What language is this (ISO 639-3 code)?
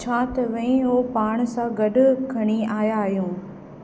snd